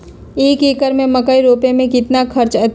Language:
Magahi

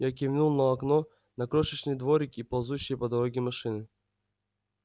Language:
Russian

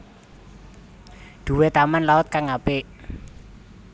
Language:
Javanese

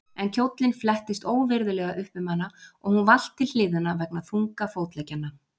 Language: Icelandic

